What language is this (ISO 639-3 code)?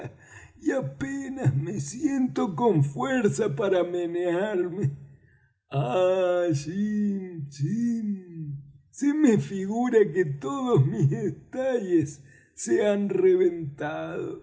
spa